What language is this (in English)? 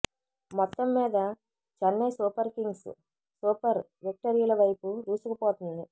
Telugu